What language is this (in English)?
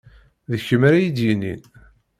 Kabyle